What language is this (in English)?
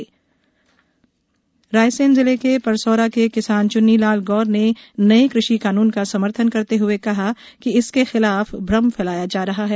Hindi